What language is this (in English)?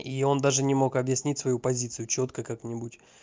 Russian